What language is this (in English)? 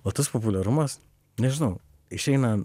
Lithuanian